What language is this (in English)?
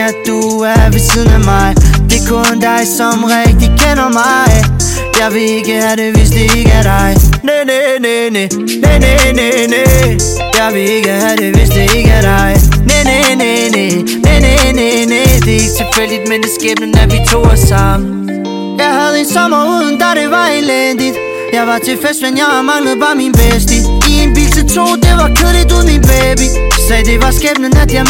Danish